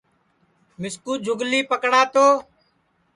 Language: Sansi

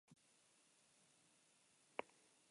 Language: Basque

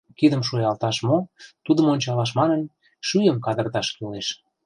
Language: Mari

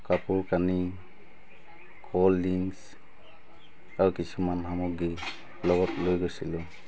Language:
Assamese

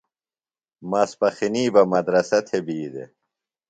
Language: Phalura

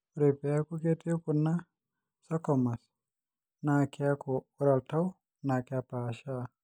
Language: Masai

